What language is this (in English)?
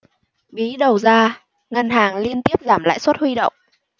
Vietnamese